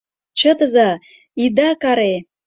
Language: Mari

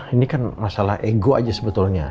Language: Indonesian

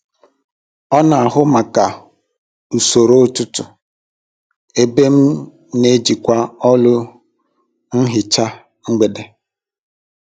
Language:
Igbo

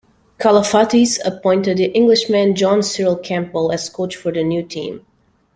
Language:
English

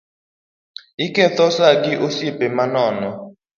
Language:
Luo (Kenya and Tanzania)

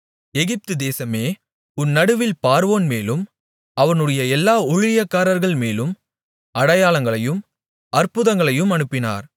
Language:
Tamil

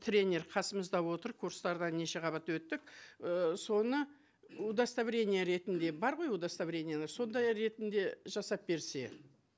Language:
Kazakh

